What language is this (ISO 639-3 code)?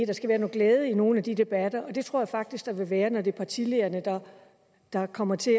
dan